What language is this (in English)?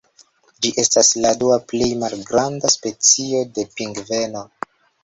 Esperanto